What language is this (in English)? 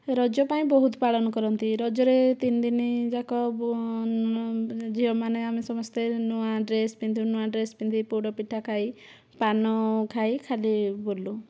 Odia